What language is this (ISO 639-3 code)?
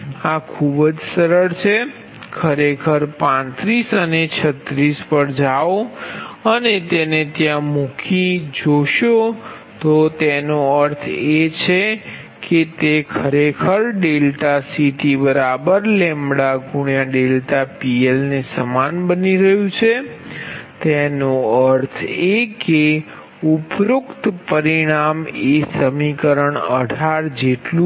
guj